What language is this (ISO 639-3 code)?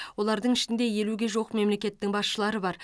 kaz